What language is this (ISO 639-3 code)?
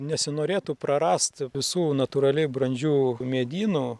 lit